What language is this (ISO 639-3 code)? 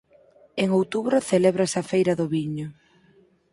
glg